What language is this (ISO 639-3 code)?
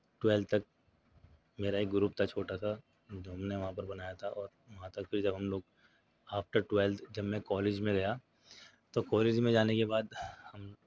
urd